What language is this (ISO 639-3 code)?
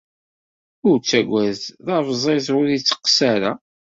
kab